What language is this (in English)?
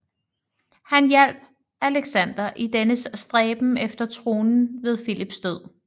Danish